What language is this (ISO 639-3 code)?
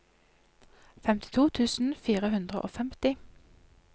nor